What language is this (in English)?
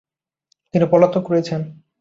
Bangla